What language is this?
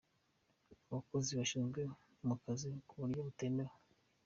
Kinyarwanda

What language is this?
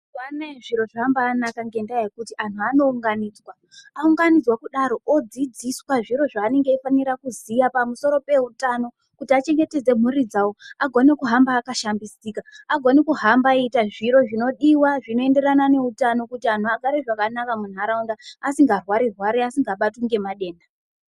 Ndau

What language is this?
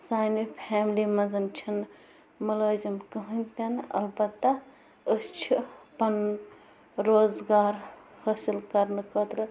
Kashmiri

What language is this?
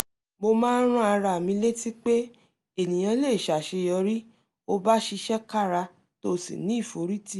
Yoruba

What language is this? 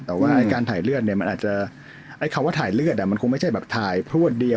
Thai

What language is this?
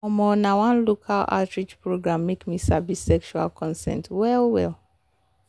Nigerian Pidgin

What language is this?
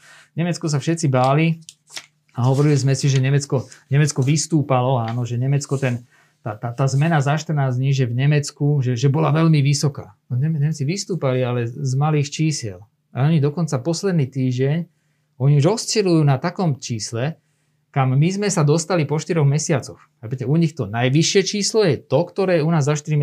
Slovak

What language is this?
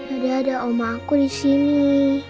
Indonesian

